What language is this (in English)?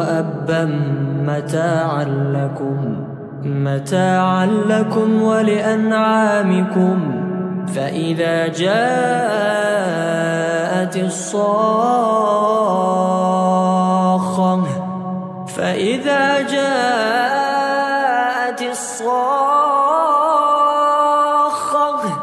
Arabic